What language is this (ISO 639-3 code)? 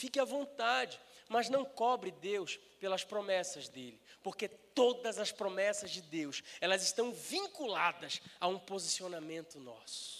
por